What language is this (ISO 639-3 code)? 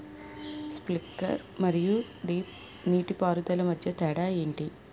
tel